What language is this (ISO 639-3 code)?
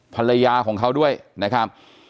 tha